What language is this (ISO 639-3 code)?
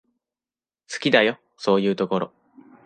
jpn